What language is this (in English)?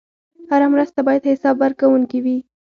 Pashto